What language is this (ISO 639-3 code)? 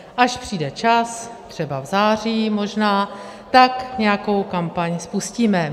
ces